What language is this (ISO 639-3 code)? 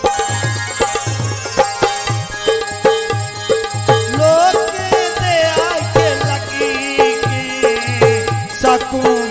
hin